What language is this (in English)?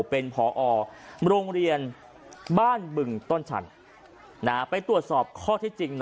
Thai